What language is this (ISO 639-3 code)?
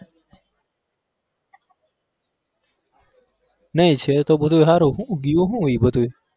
guj